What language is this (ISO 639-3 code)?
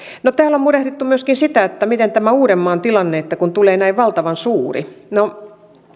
fin